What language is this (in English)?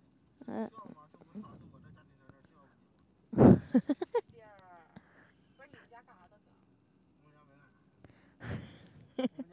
Chinese